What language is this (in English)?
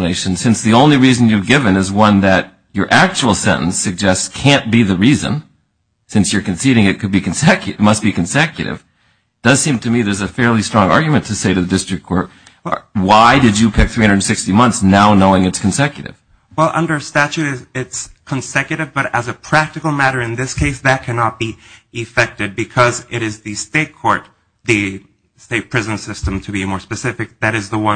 English